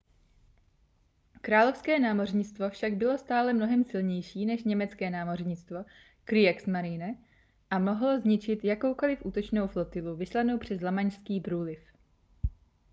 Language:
Czech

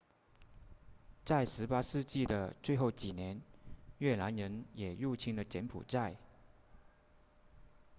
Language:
Chinese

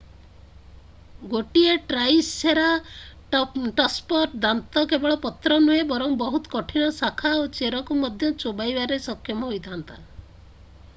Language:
Odia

